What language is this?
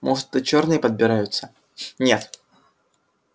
Russian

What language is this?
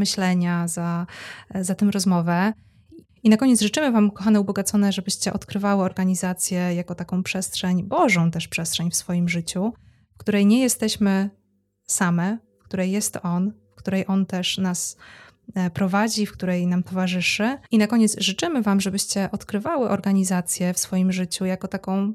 Polish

